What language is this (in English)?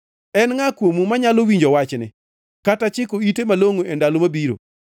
Luo (Kenya and Tanzania)